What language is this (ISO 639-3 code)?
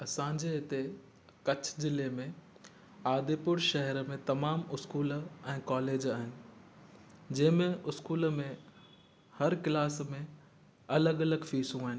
snd